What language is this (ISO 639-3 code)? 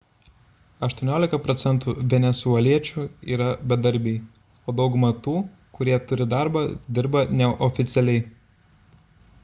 lit